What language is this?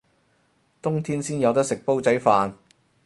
Cantonese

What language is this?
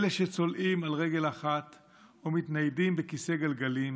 Hebrew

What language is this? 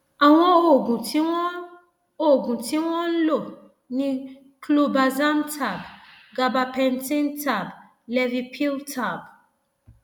Yoruba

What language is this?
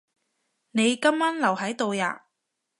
Cantonese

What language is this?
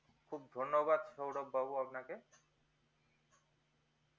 Bangla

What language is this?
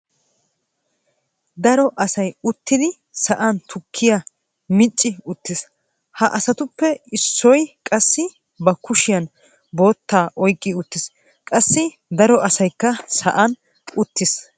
Wolaytta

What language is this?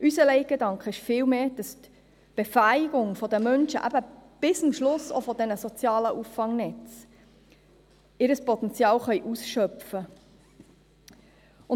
Swiss German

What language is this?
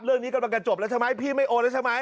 Thai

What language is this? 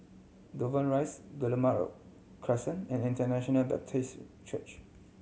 English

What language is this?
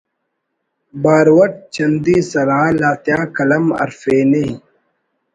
Brahui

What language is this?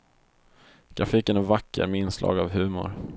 Swedish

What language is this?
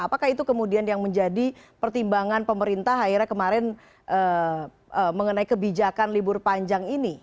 Indonesian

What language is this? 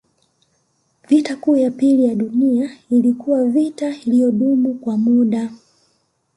Swahili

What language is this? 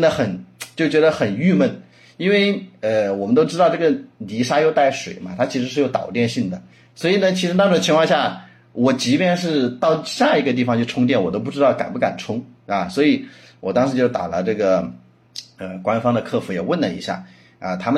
Chinese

